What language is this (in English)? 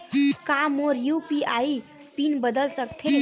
Chhattisgarhi